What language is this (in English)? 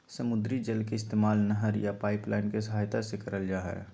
Magahi